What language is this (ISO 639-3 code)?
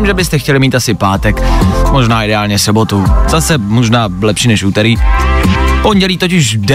ces